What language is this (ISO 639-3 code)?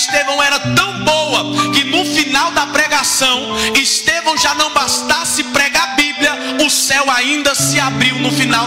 por